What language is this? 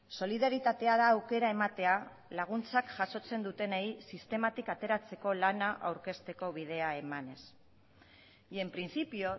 Basque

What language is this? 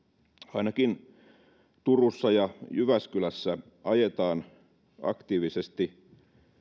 Finnish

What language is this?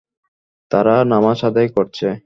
Bangla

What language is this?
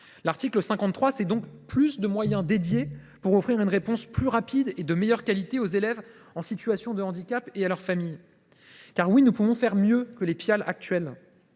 French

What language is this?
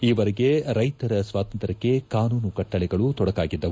Kannada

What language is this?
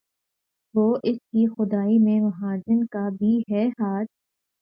Urdu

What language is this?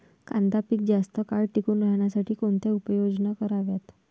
Marathi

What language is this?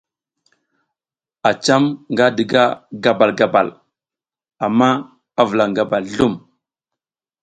South Giziga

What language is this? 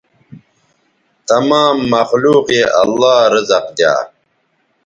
Bateri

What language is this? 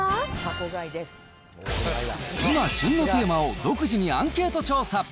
Japanese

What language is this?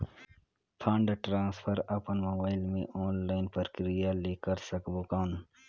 Chhattisgarhi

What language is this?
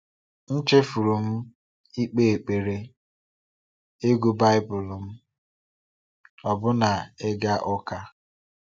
Igbo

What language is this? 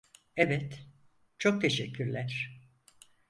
Turkish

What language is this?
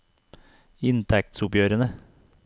Norwegian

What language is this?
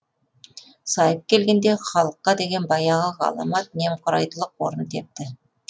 Kazakh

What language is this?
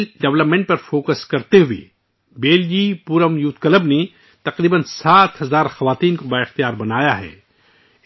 Urdu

